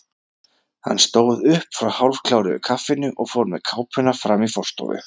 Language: Icelandic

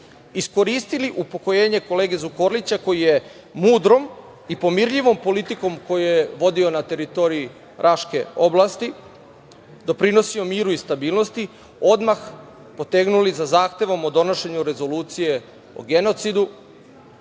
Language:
Serbian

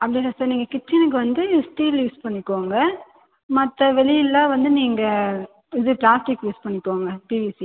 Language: Tamil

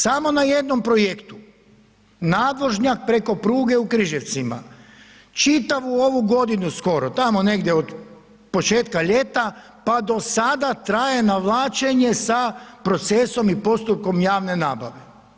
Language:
Croatian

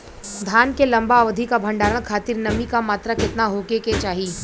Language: Bhojpuri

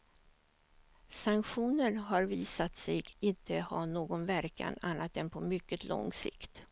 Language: Swedish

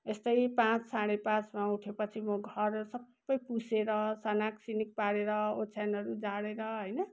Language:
Nepali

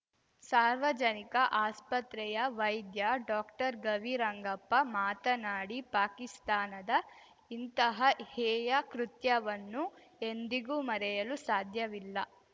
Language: Kannada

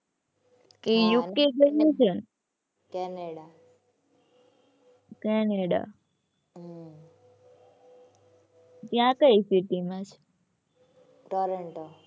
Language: Gujarati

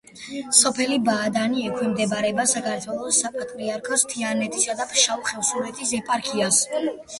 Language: Georgian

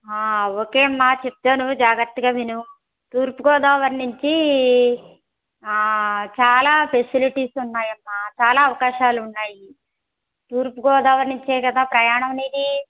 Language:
Telugu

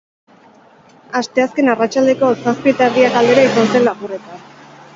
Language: Basque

